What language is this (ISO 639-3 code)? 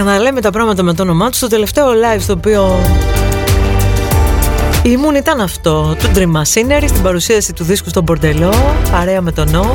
ell